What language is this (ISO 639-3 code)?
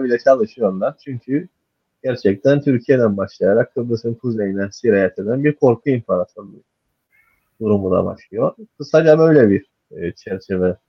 tur